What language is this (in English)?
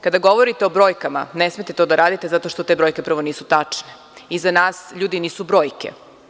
Serbian